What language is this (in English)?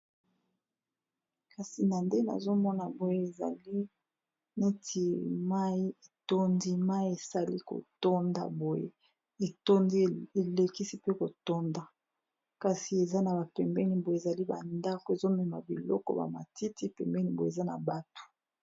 Lingala